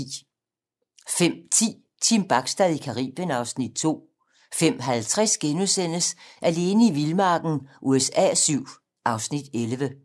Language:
Danish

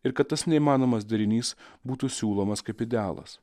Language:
Lithuanian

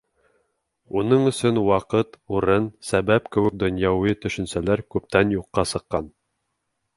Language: Bashkir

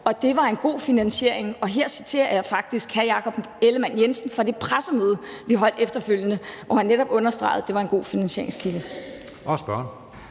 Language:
Danish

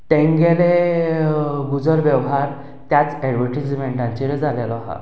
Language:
Konkani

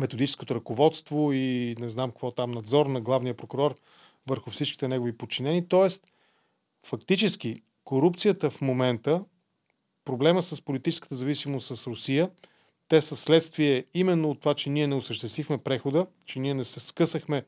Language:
Bulgarian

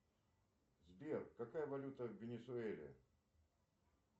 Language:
Russian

